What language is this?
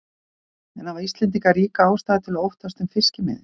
Icelandic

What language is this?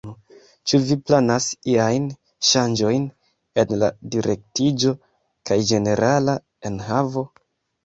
Esperanto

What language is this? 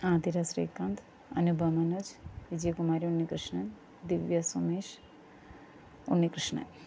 Malayalam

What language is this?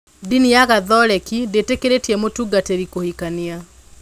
Kikuyu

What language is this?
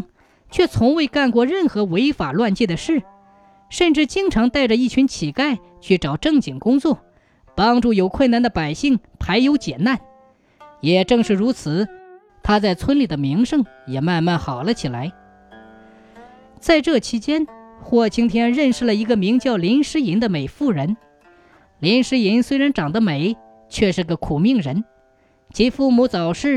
Chinese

